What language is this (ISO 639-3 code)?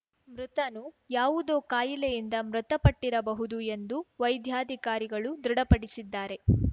kan